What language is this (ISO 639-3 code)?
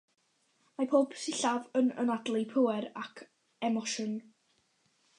cym